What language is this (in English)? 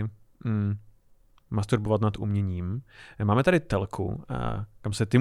Czech